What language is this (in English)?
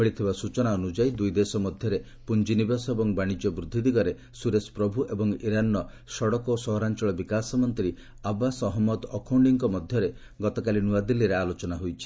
Odia